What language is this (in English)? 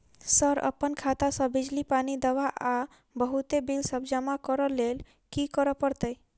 Maithili